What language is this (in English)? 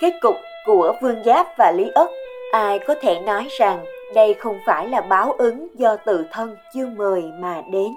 Vietnamese